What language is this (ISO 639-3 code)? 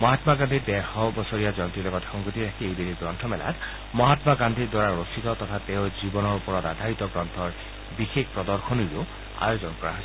asm